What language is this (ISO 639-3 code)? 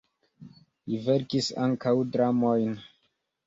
epo